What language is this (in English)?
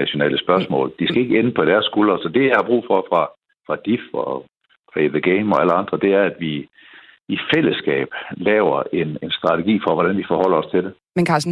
Danish